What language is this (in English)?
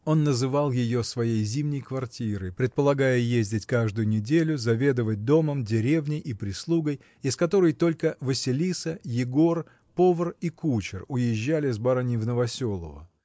Russian